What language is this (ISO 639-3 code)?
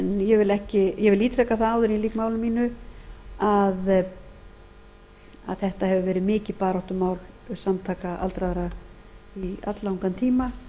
isl